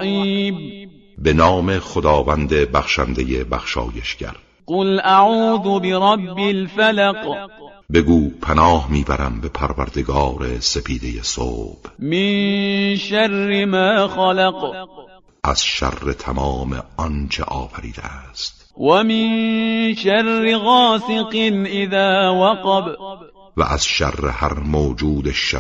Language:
Persian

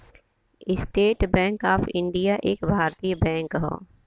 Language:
Bhojpuri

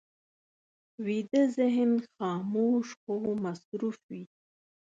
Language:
Pashto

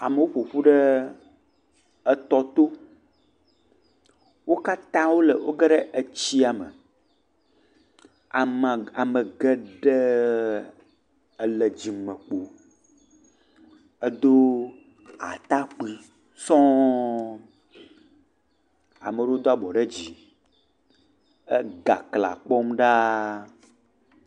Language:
Ewe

